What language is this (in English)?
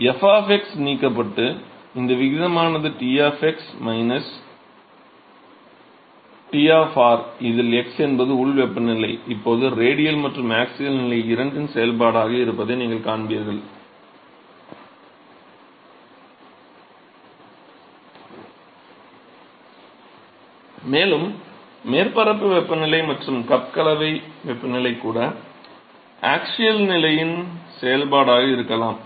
Tamil